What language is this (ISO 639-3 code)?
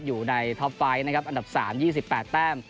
tha